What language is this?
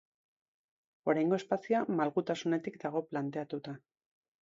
Basque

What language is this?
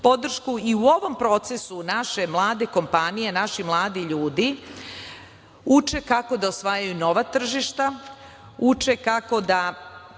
Serbian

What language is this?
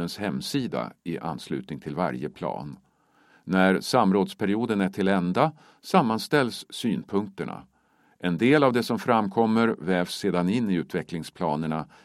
Swedish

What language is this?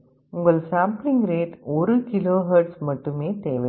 Tamil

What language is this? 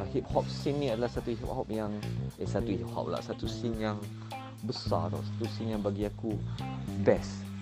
Malay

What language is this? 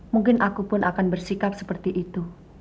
Indonesian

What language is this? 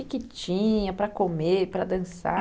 Portuguese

